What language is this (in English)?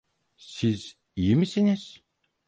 Turkish